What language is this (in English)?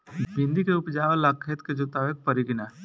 Bhojpuri